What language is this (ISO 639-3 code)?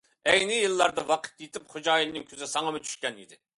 uig